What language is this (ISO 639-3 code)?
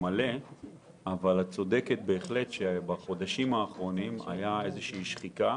heb